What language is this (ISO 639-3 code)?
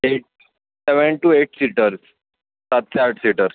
mar